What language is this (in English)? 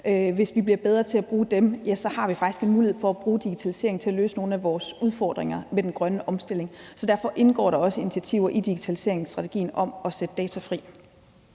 Danish